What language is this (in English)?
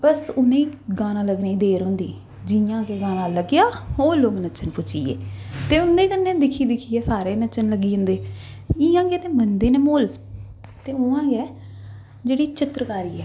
Dogri